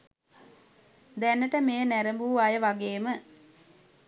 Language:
Sinhala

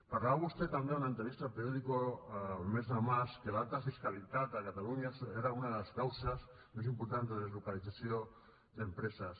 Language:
Catalan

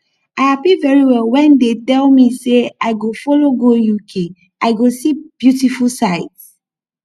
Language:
Nigerian Pidgin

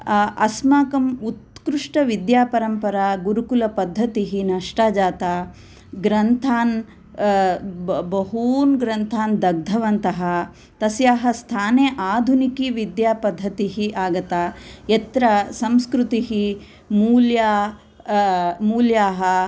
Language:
Sanskrit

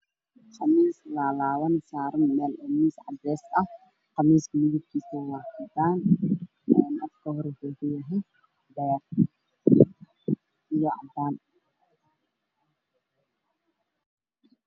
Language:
Somali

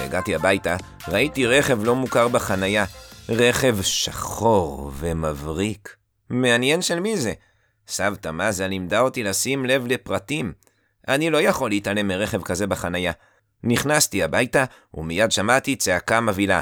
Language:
Hebrew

